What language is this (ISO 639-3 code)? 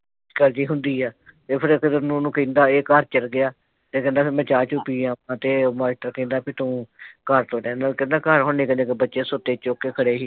pan